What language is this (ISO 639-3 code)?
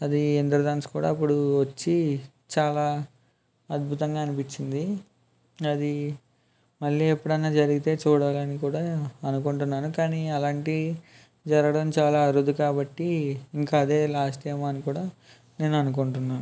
tel